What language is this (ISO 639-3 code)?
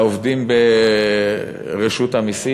heb